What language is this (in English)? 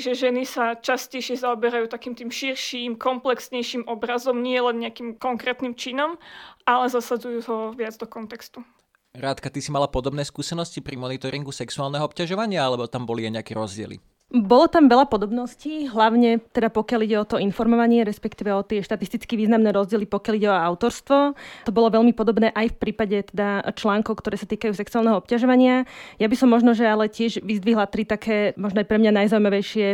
Slovak